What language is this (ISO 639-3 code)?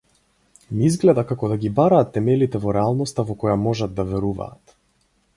mkd